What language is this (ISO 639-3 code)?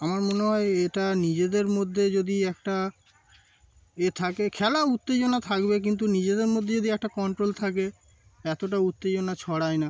ben